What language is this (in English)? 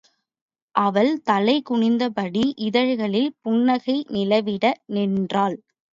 Tamil